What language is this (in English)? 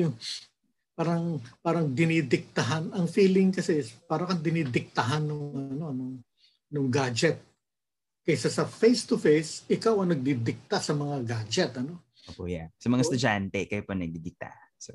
Filipino